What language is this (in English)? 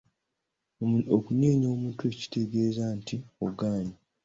Ganda